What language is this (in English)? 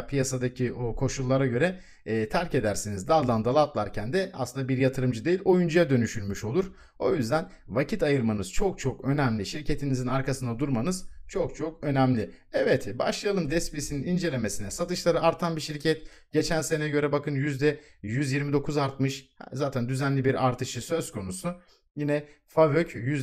Turkish